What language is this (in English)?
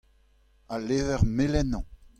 Breton